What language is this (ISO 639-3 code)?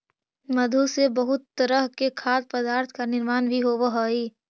mag